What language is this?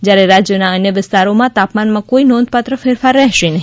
Gujarati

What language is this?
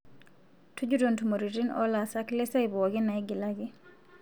Masai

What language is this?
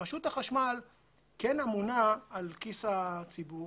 Hebrew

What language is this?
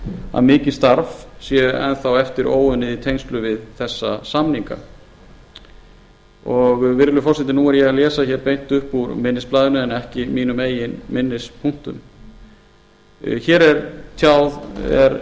Icelandic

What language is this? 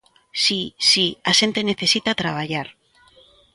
Galician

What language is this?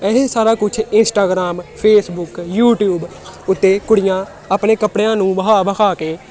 Punjabi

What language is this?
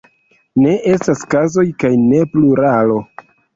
Esperanto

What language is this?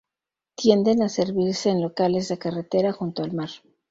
Spanish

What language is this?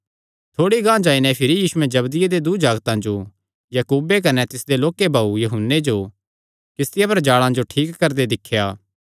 Kangri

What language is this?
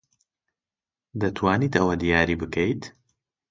Central Kurdish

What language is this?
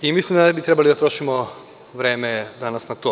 Serbian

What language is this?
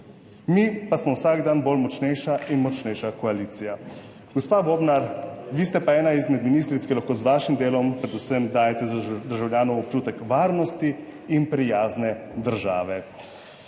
Slovenian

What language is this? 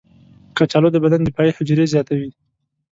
Pashto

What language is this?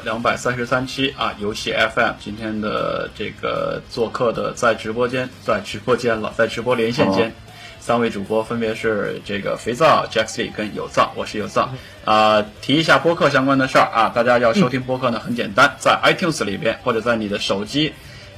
Chinese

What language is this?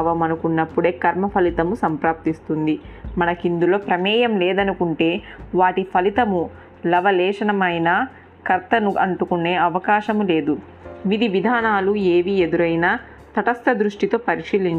Telugu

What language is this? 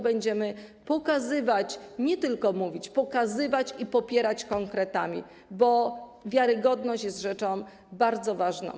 Polish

